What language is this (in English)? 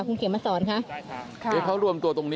Thai